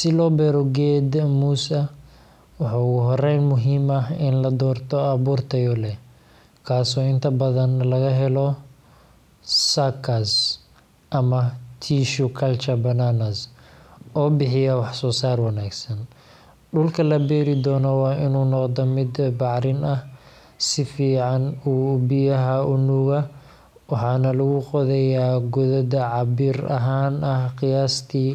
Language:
Somali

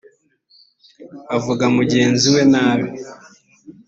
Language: Kinyarwanda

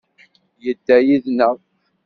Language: Kabyle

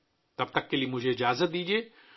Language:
Urdu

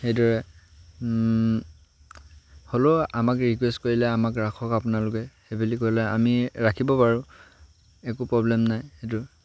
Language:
Assamese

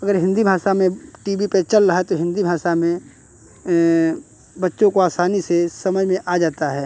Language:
Hindi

